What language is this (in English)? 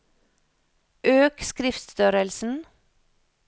Norwegian